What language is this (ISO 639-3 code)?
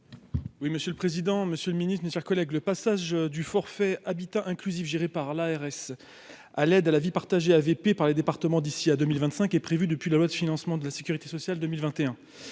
fra